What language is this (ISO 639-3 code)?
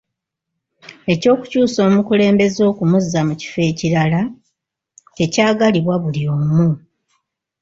lug